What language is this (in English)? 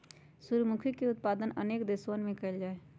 Magahi